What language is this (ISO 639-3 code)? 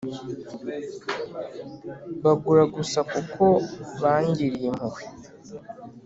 kin